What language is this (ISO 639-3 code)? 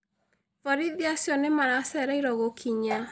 kik